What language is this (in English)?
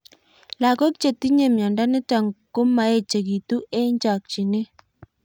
Kalenjin